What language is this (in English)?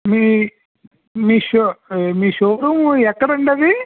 Telugu